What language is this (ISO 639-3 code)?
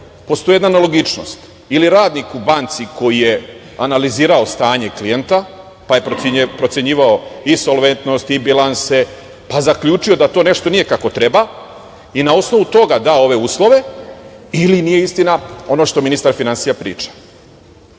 srp